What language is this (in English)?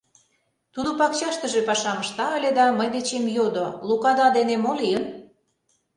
Mari